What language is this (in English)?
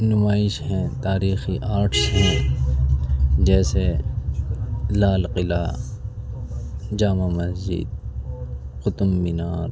Urdu